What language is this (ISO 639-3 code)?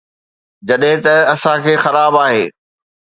snd